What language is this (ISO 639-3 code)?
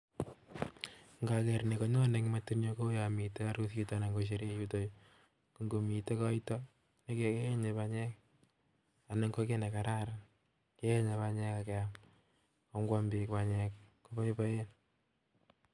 kln